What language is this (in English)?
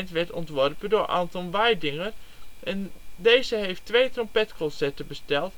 Dutch